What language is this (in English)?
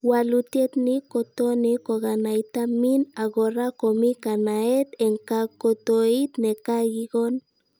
Kalenjin